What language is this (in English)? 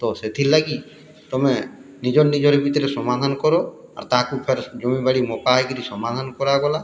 Odia